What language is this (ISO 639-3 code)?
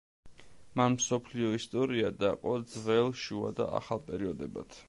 kat